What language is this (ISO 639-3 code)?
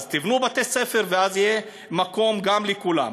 heb